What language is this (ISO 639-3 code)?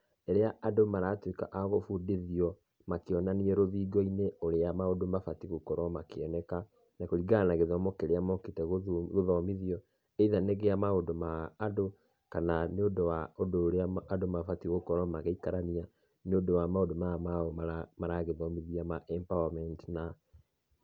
kik